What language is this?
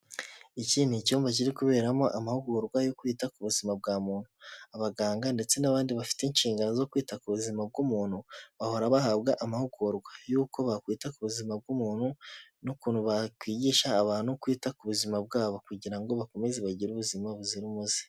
Kinyarwanda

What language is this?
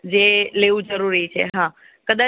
Gujarati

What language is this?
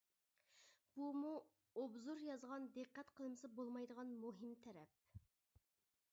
Uyghur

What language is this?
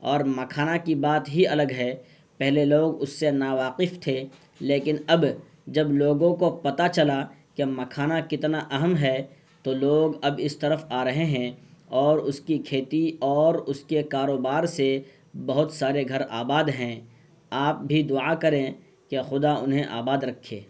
Urdu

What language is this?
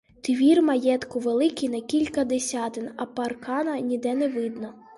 Ukrainian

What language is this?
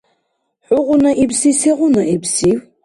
Dargwa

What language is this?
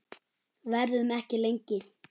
Icelandic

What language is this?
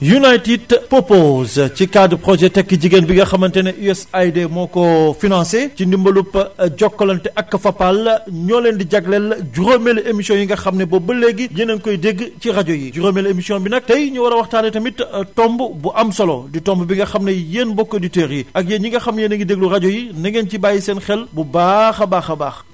Wolof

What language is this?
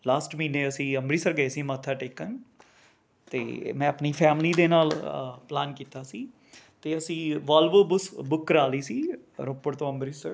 Punjabi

